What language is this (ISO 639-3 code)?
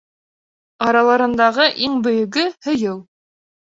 bak